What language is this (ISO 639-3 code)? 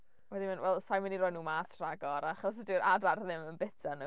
cym